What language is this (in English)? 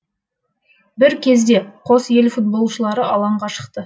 Kazakh